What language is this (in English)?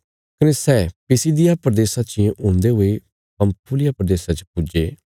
Bilaspuri